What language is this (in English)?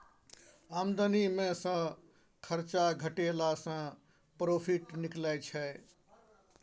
Maithili